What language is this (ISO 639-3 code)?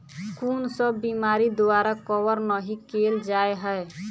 mai